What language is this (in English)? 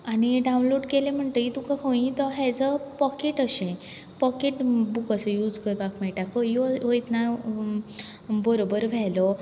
Konkani